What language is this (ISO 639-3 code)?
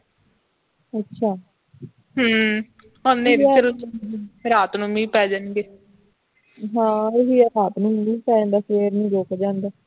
pan